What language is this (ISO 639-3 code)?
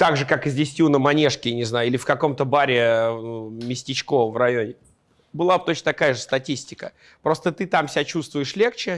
rus